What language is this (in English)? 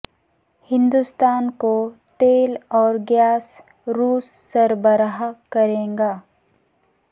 Urdu